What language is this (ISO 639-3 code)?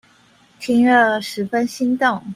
zho